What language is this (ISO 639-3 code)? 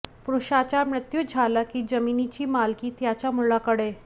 mar